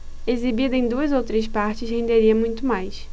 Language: Portuguese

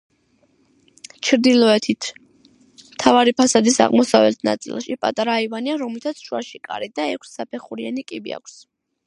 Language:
Georgian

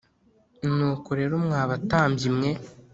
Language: Kinyarwanda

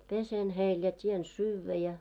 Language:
Finnish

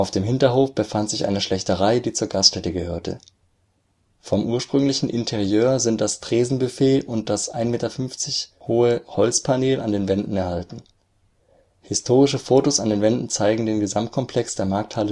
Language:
German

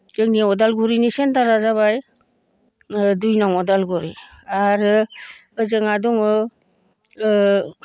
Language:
Bodo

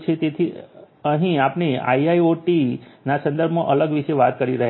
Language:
Gujarati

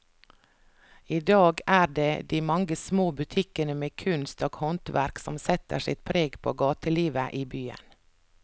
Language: Norwegian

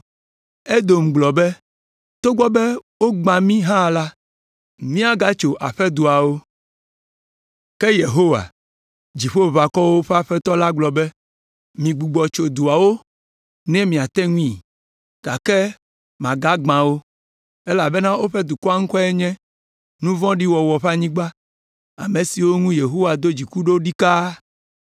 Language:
Ewe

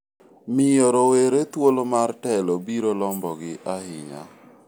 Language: Luo (Kenya and Tanzania)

